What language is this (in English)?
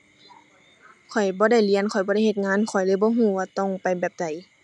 Thai